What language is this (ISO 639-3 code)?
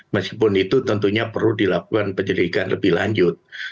ind